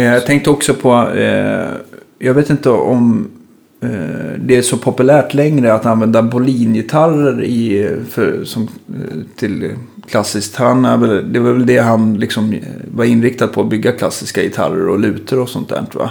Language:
Swedish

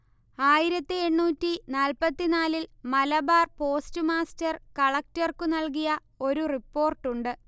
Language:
Malayalam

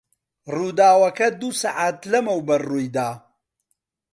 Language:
Central Kurdish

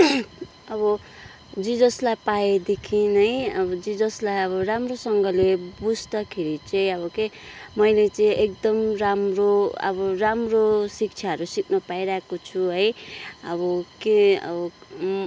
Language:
Nepali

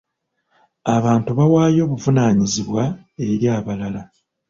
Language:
Ganda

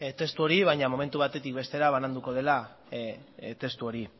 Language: Basque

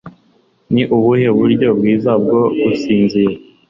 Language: Kinyarwanda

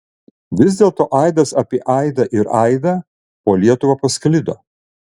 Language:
Lithuanian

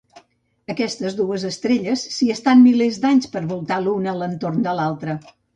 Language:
Catalan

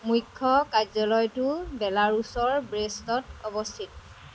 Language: Assamese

